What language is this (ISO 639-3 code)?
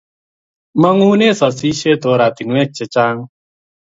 kln